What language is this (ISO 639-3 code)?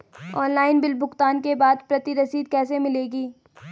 hin